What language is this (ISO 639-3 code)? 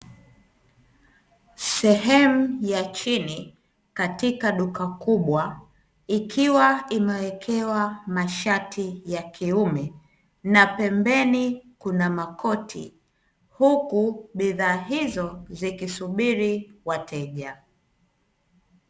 swa